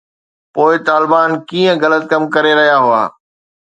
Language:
Sindhi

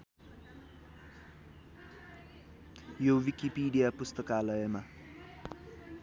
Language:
Nepali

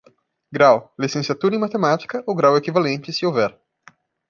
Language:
Portuguese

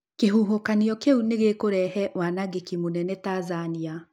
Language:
Kikuyu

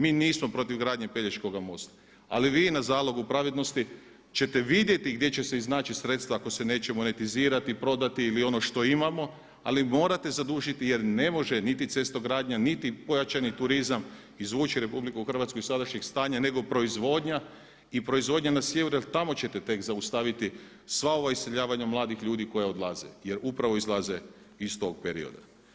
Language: Croatian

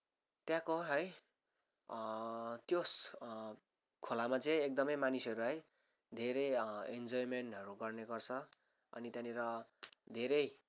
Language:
Nepali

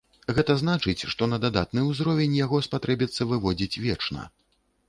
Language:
Belarusian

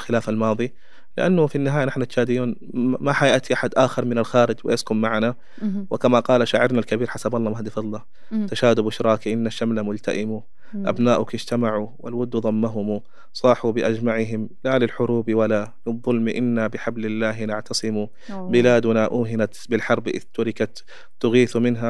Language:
Arabic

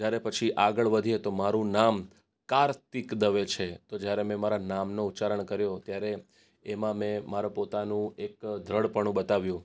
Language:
Gujarati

